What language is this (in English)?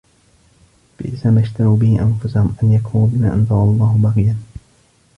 Arabic